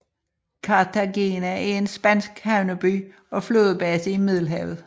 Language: Danish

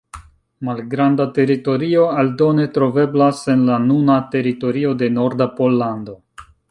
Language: Esperanto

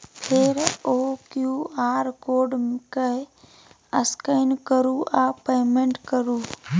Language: Maithili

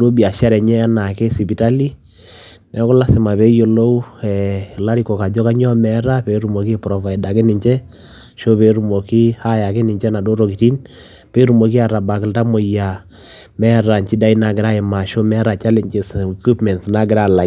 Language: Masai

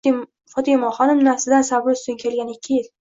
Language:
Uzbek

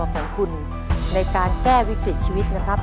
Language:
Thai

